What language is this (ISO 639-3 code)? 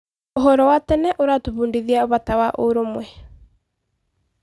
kik